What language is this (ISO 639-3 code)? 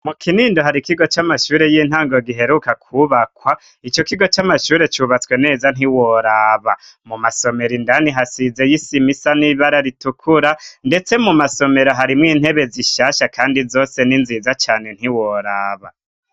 run